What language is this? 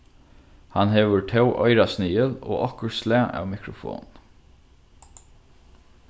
Faroese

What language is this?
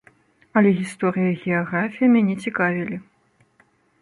Belarusian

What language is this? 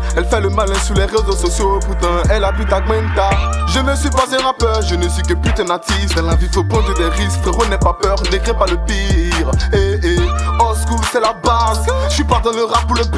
French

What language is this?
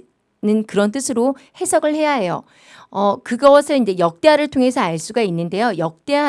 Korean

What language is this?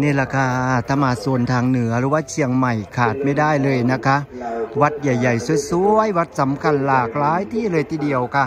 Thai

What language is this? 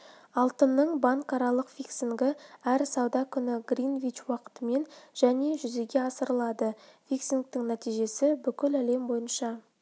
Kazakh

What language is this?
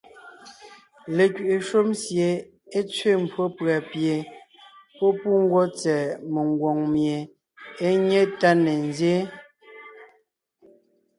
Ngiemboon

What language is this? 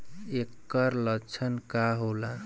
Bhojpuri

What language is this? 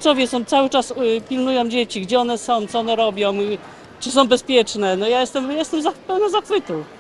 Polish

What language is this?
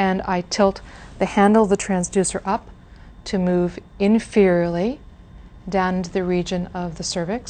English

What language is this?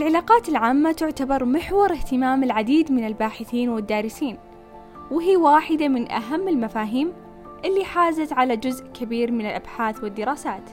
Arabic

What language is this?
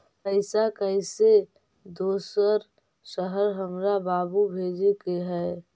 Magahi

